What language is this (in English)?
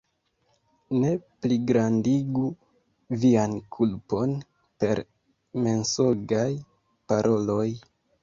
Esperanto